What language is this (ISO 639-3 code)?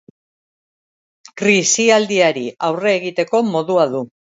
eus